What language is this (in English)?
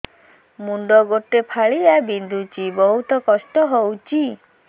Odia